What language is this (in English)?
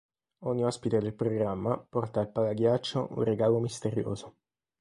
Italian